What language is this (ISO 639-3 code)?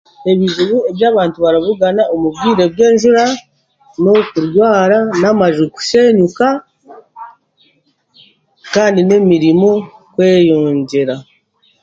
cgg